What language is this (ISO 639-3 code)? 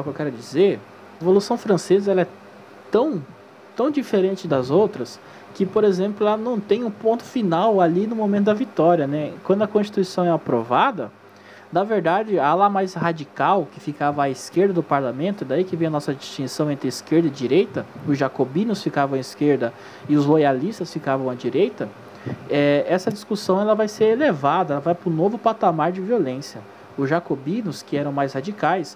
por